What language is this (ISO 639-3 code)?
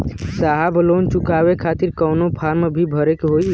bho